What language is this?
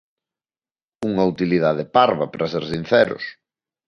Galician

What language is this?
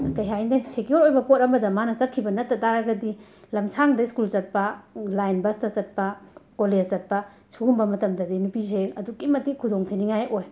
Manipuri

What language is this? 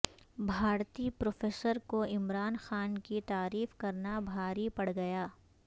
Urdu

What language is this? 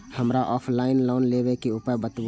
Maithili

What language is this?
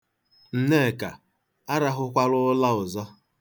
Igbo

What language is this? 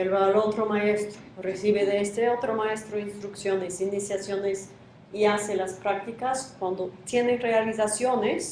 Spanish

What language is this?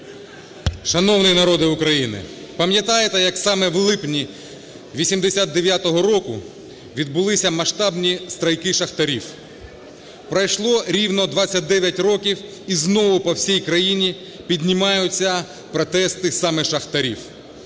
Ukrainian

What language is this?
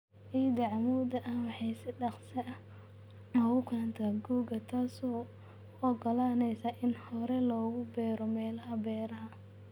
Somali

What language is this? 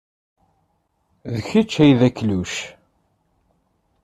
Kabyle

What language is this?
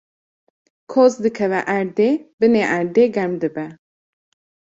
Kurdish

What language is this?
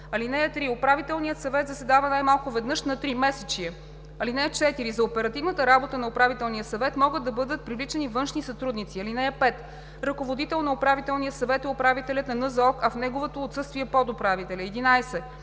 Bulgarian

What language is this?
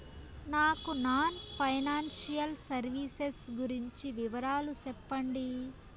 Telugu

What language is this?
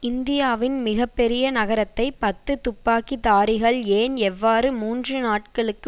Tamil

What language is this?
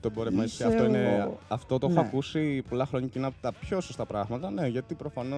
Greek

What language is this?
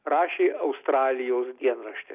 Lithuanian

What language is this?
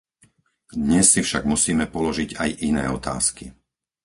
Slovak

